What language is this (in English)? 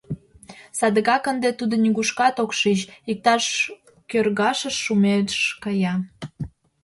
Mari